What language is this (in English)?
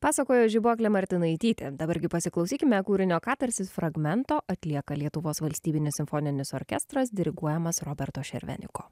Lithuanian